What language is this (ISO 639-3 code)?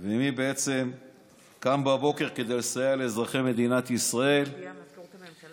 heb